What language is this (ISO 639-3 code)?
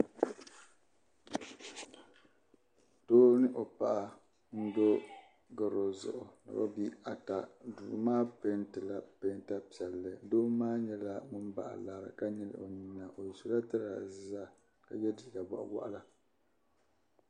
dag